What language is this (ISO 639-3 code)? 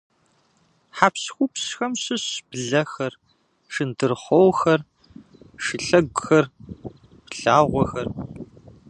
kbd